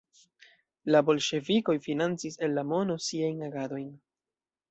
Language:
Esperanto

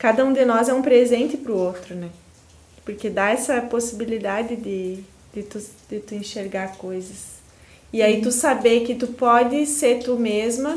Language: Portuguese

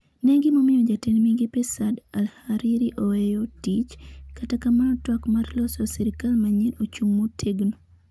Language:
Luo (Kenya and Tanzania)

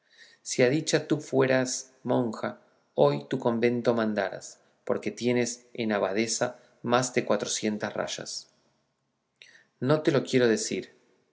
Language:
Spanish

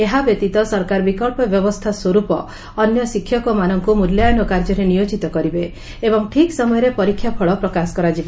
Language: Odia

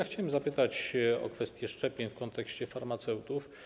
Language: Polish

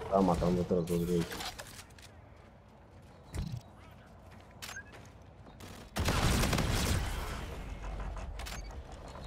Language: Spanish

